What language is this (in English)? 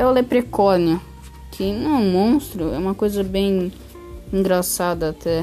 Portuguese